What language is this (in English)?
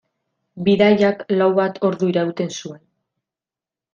Basque